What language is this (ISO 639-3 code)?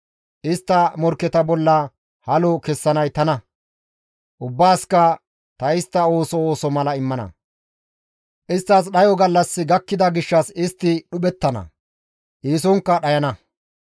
gmv